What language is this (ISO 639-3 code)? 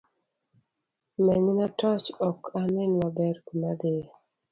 luo